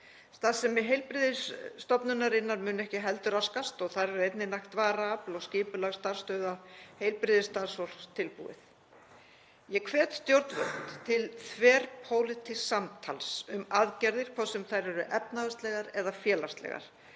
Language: Icelandic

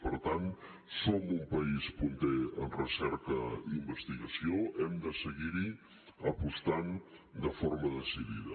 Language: Catalan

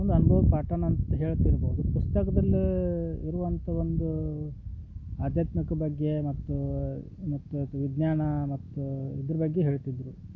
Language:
Kannada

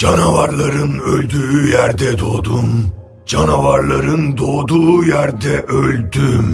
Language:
Turkish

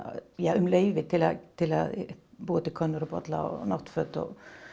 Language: Icelandic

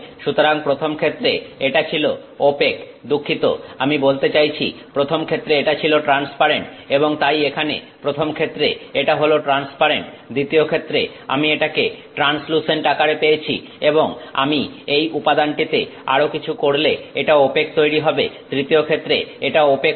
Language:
Bangla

